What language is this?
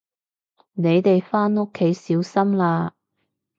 Cantonese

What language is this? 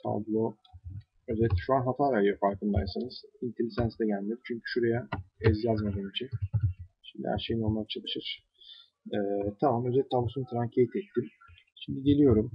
Turkish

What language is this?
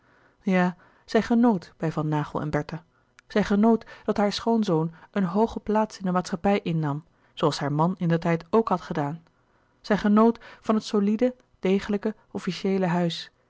Dutch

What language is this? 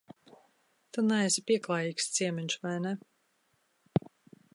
Latvian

